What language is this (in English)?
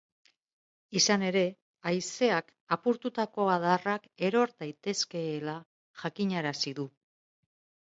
Basque